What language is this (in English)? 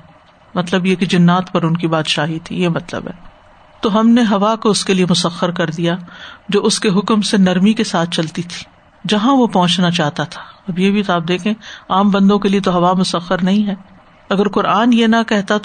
Urdu